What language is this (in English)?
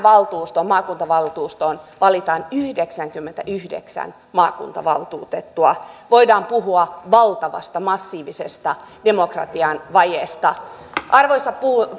Finnish